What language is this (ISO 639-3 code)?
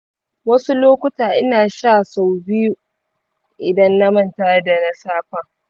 hau